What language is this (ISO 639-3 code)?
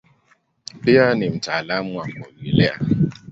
swa